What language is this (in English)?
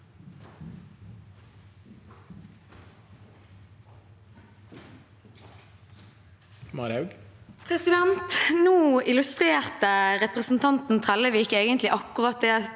Norwegian